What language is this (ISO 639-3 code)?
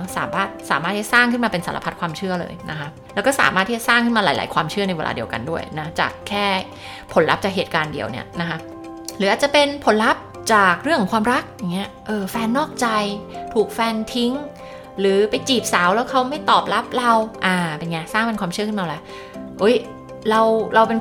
tha